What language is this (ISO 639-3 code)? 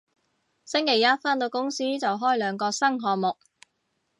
yue